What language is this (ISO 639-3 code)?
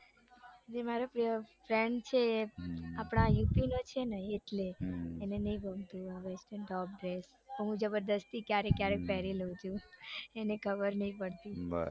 guj